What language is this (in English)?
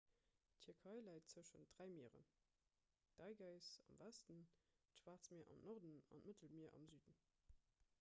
Luxembourgish